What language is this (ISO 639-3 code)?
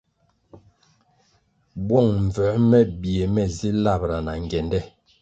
nmg